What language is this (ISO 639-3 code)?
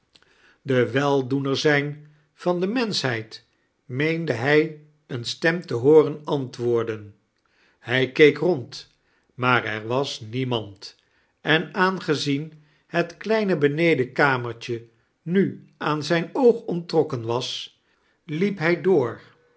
nld